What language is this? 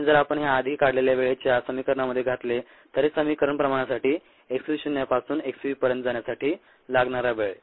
Marathi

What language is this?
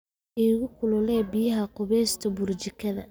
Somali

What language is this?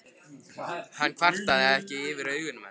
Icelandic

